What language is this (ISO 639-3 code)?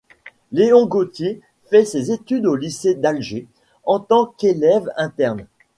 fra